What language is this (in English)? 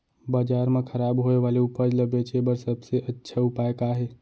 Chhattisgarhi